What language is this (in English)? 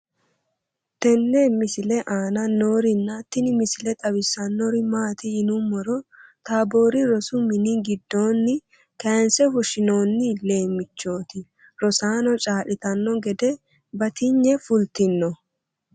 Sidamo